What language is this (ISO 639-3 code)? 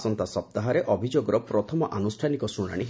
ori